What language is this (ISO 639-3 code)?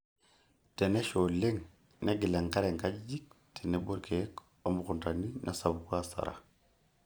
mas